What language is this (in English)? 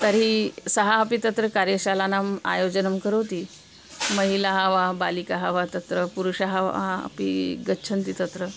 Sanskrit